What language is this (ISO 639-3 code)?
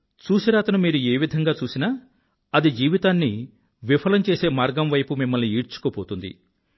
tel